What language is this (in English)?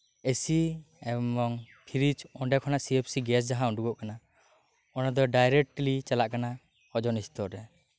Santali